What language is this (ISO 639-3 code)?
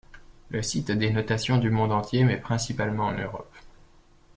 fra